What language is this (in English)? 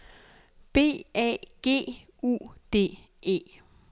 Danish